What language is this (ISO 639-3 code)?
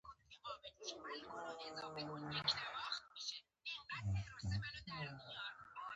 pus